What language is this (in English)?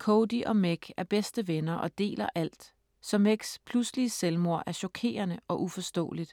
Danish